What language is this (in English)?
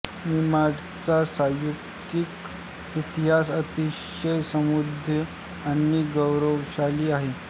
Marathi